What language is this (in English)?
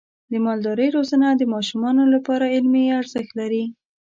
Pashto